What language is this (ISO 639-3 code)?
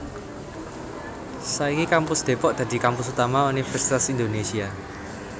jav